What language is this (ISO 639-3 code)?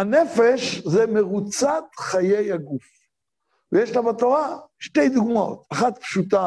heb